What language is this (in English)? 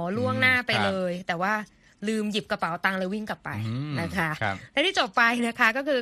Thai